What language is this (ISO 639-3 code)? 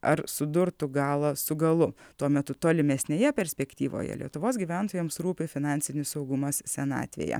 lit